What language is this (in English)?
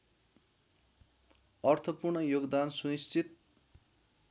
Nepali